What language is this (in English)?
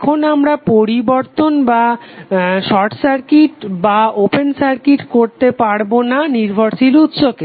Bangla